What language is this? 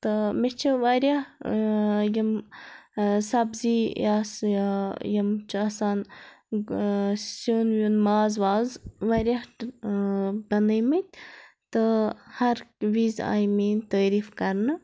Kashmiri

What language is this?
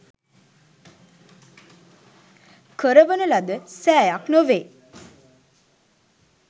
Sinhala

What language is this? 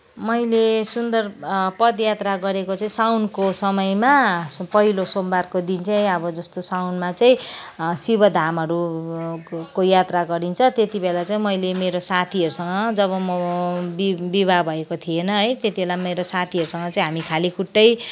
Nepali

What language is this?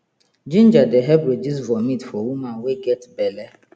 Nigerian Pidgin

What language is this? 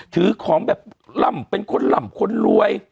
Thai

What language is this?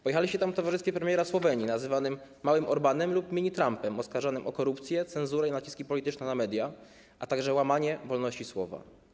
Polish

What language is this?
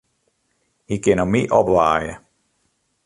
Western Frisian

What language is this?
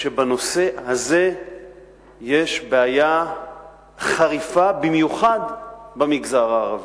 Hebrew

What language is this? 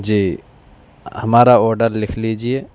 Urdu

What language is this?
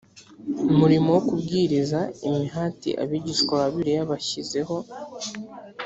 Kinyarwanda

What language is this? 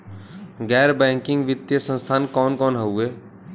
Bhojpuri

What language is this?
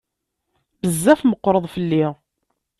Kabyle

